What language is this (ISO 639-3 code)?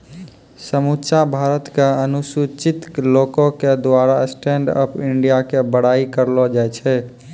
mai